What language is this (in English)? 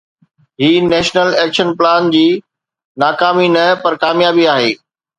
Sindhi